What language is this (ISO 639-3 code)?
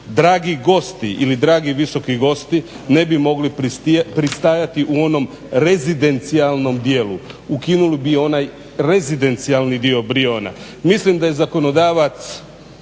hrv